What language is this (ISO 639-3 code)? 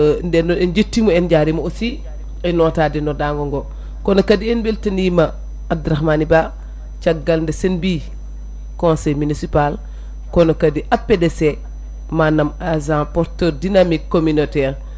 ful